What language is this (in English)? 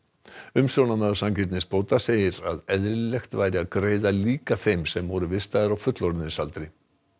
Icelandic